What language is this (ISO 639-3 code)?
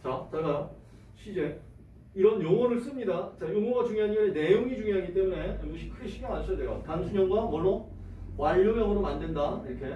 kor